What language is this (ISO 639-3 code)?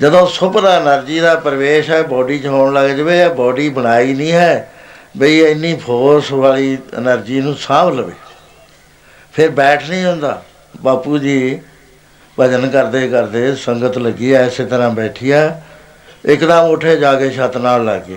pan